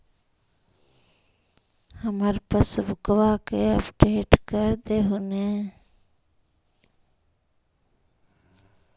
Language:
Magahi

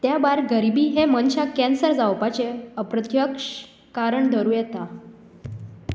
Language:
Konkani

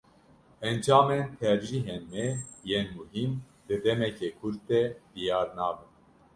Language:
Kurdish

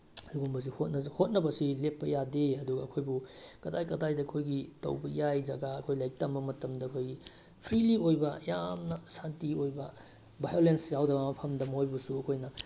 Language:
Manipuri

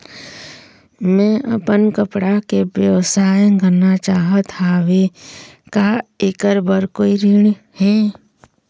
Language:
Chhattisgarhi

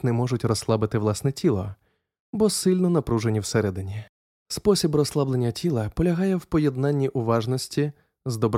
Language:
Ukrainian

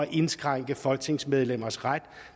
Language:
Danish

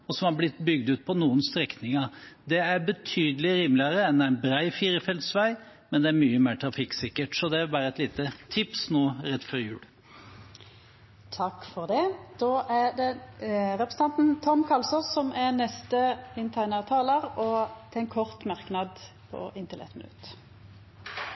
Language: Norwegian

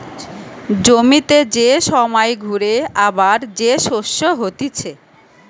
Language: Bangla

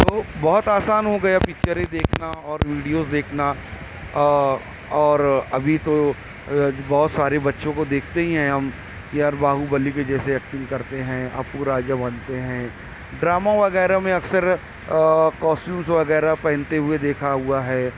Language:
Urdu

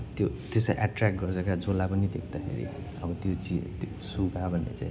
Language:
Nepali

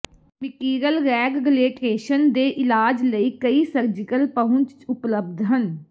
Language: Punjabi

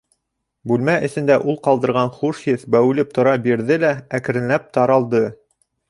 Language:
Bashkir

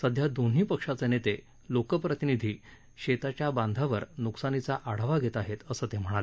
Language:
Marathi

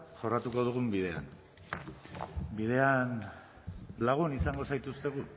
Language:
Basque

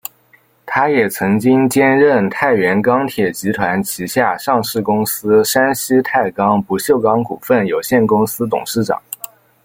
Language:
Chinese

